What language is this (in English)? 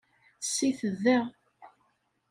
Kabyle